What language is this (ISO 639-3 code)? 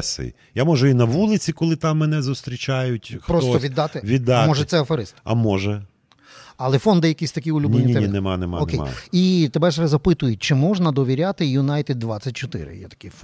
ukr